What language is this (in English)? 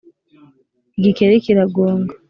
Kinyarwanda